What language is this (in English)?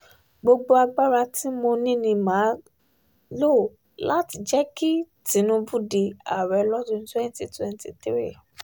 Yoruba